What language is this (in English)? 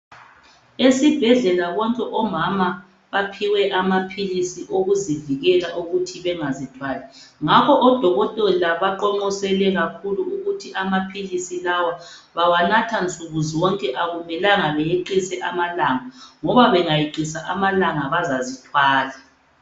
North Ndebele